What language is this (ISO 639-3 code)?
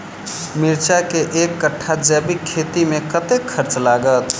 mai